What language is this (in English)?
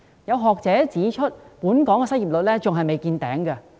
Cantonese